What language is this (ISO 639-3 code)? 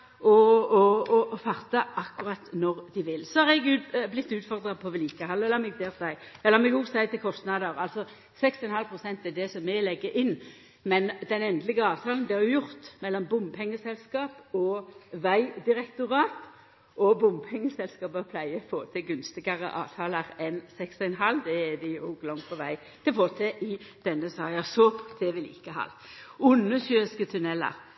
nno